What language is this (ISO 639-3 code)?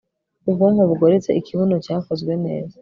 kin